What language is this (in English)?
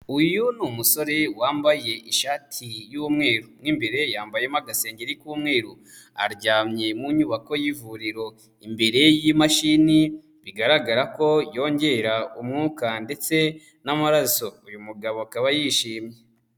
Kinyarwanda